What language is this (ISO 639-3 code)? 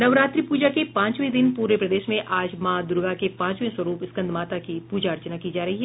hin